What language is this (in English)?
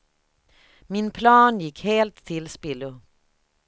Swedish